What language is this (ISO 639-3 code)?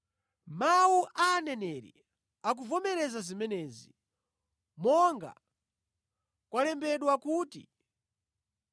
nya